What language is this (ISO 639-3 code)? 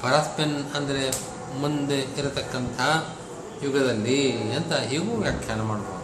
kan